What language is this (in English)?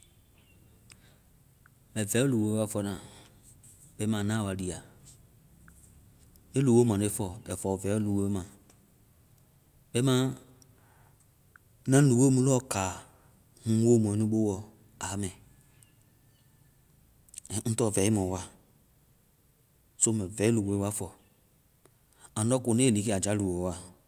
Vai